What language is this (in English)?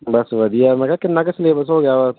Punjabi